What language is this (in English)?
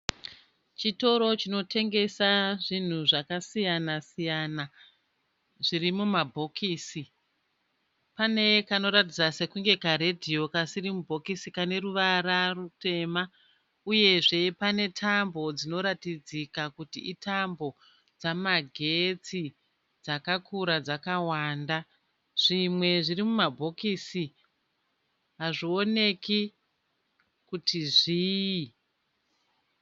Shona